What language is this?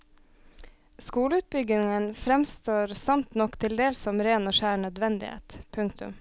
Norwegian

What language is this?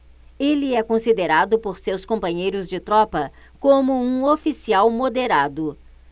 Portuguese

